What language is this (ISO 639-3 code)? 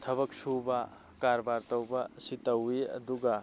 mni